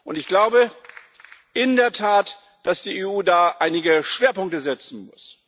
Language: German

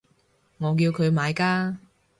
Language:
Cantonese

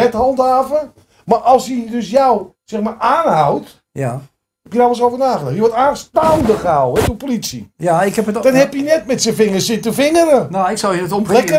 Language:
Dutch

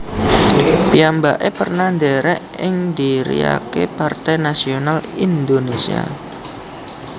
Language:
Javanese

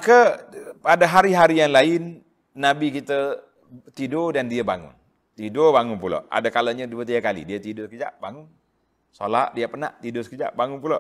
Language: Malay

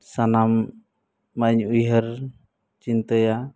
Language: Santali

